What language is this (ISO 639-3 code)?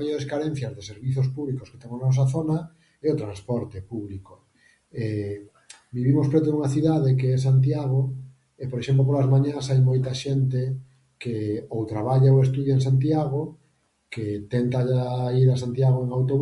glg